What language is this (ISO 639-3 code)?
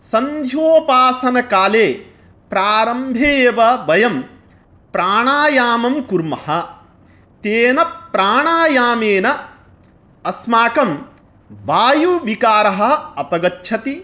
san